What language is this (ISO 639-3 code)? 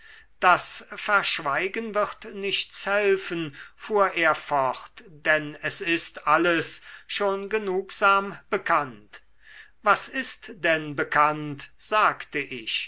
deu